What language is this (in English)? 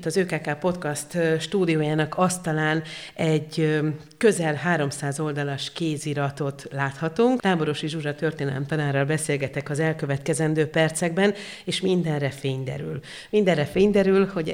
Hungarian